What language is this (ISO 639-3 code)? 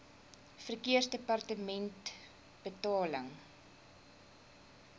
afr